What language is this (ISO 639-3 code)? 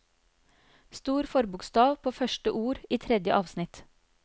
nor